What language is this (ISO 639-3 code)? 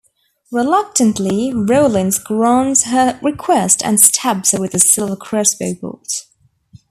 eng